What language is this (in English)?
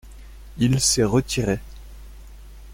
French